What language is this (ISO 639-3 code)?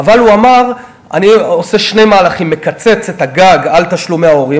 heb